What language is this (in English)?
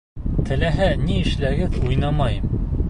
Bashkir